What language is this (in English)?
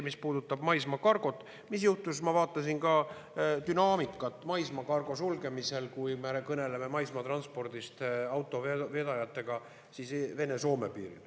Estonian